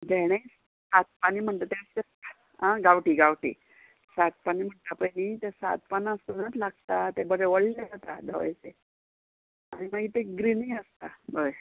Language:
Konkani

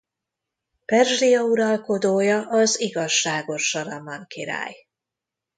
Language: Hungarian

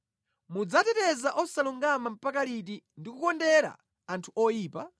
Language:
Nyanja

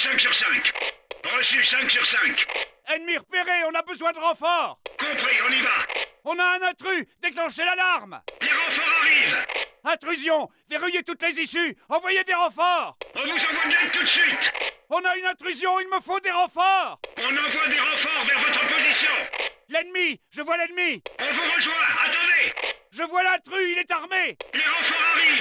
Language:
French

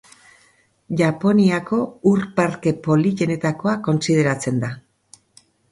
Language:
Basque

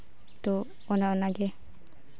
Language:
Santali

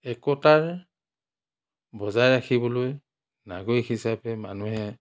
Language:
Assamese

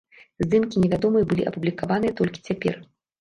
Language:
Belarusian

